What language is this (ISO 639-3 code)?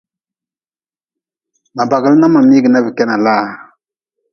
nmz